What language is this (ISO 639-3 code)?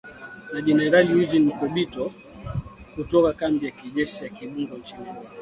swa